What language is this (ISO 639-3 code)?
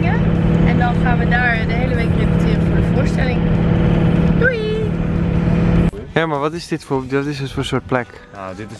nld